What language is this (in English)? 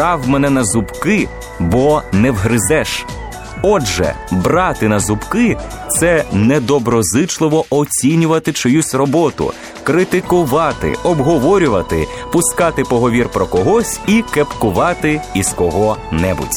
Ukrainian